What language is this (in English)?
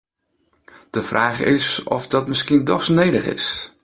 Western Frisian